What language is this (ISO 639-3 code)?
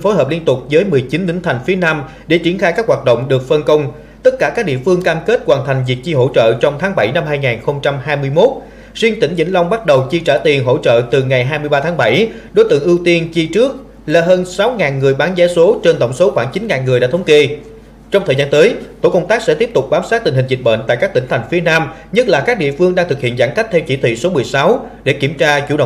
vie